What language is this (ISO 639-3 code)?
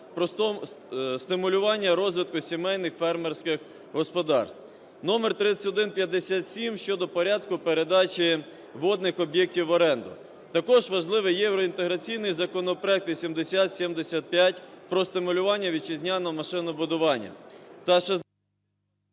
ukr